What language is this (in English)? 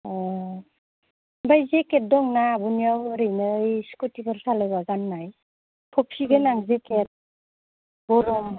Bodo